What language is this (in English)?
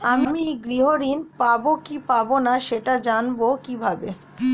Bangla